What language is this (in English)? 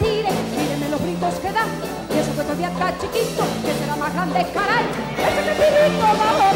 Spanish